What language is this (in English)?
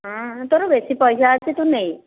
Odia